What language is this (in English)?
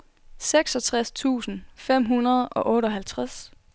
Danish